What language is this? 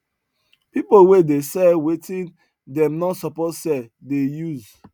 Nigerian Pidgin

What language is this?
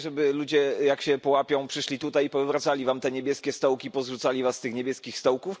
Polish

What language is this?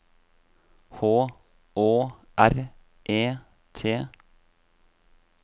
Norwegian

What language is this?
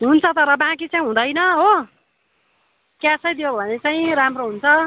Nepali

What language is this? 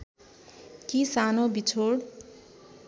Nepali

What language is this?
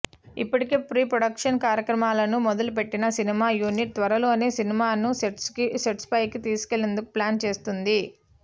Telugu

